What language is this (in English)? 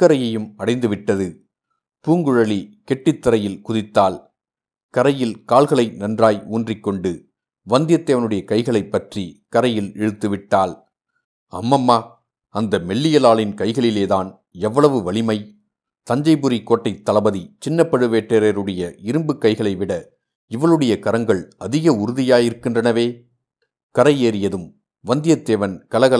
Tamil